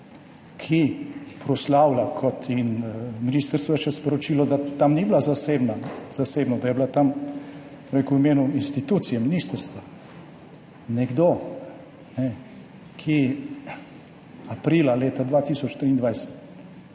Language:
Slovenian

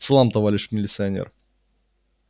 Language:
Russian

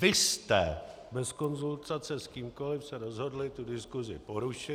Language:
Czech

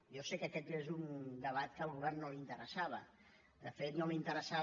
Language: Catalan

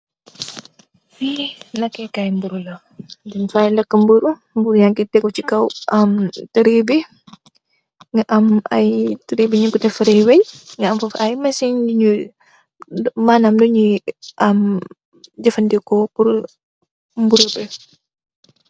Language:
Wolof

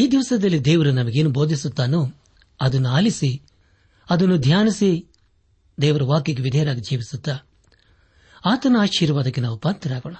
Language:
Kannada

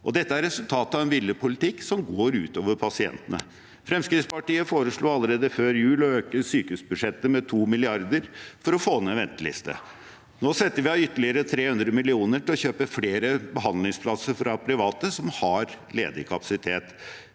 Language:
Norwegian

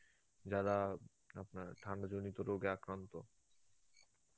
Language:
Bangla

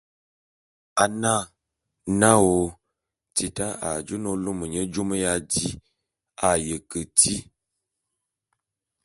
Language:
Bulu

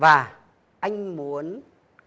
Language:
Vietnamese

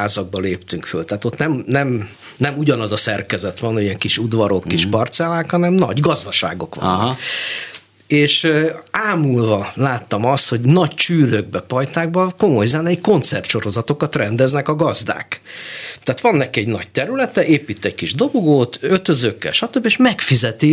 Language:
Hungarian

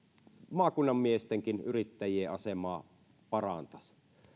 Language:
Finnish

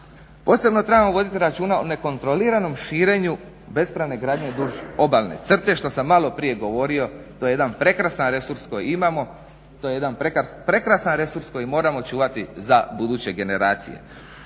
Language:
Croatian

